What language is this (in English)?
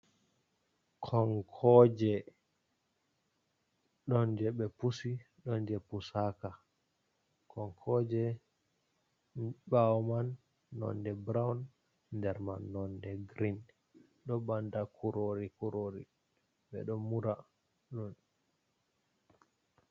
Fula